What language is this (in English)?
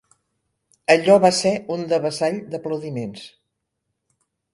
Catalan